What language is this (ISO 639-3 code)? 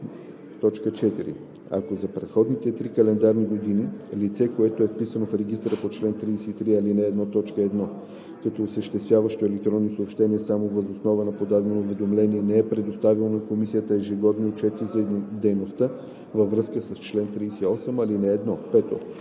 bul